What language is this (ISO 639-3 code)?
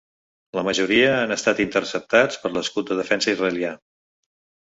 cat